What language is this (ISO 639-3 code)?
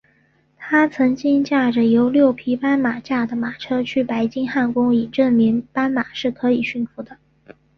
zho